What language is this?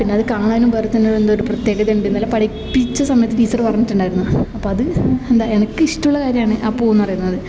Malayalam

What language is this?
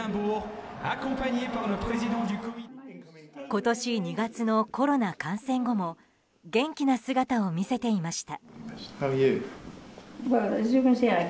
Japanese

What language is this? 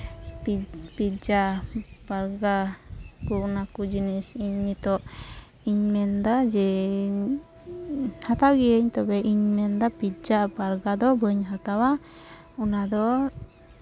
Santali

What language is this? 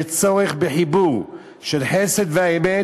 Hebrew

